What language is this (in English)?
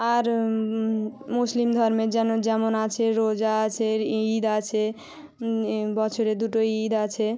Bangla